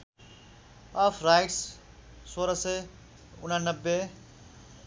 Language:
Nepali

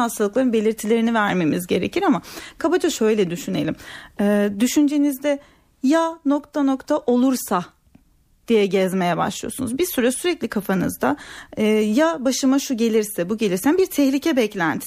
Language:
Turkish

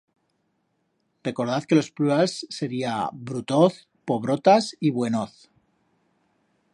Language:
Aragonese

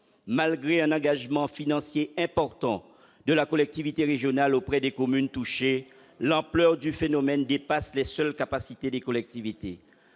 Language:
French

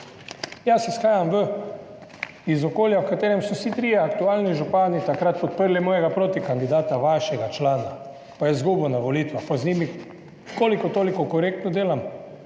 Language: Slovenian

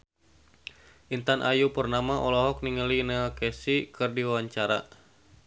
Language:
Sundanese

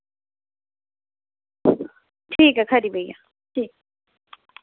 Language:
Dogri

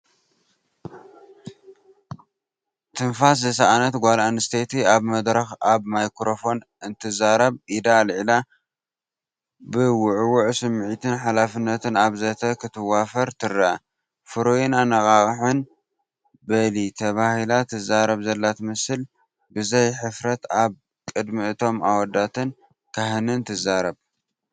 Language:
Tigrinya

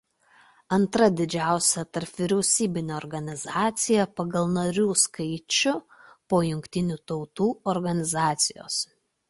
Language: Lithuanian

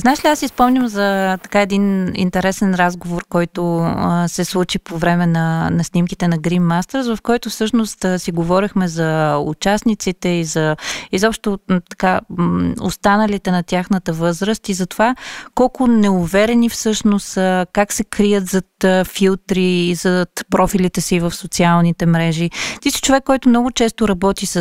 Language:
Bulgarian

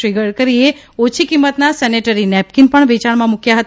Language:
Gujarati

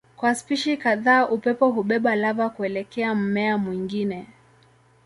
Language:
Swahili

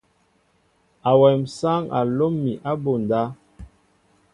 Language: Mbo (Cameroon)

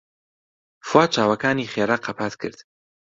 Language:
Central Kurdish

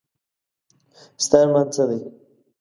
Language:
Pashto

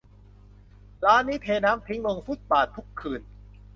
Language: Thai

